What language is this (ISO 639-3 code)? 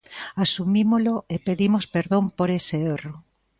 glg